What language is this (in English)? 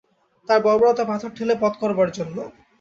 Bangla